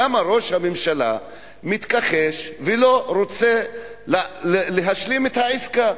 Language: Hebrew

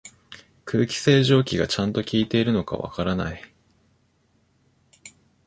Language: Japanese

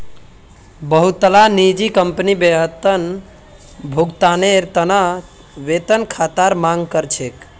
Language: Magahi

